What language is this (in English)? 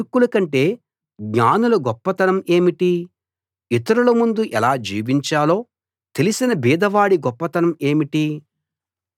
Telugu